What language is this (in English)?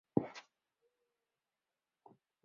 Chinese